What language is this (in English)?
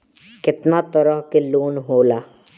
Bhojpuri